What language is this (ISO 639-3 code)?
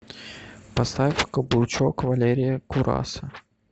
rus